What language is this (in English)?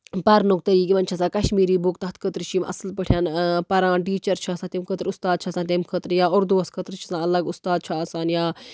Kashmiri